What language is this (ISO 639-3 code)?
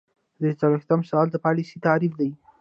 pus